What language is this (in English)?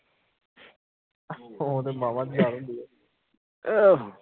Punjabi